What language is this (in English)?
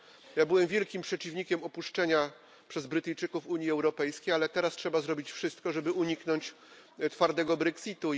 Polish